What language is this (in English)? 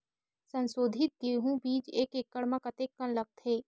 Chhattisgarhi